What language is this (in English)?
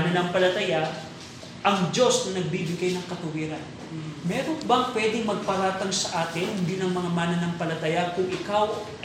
Filipino